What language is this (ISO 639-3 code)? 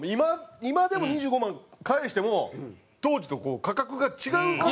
jpn